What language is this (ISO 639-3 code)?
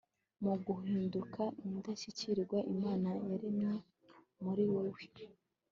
kin